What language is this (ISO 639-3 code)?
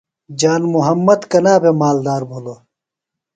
phl